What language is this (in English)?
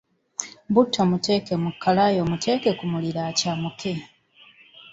Ganda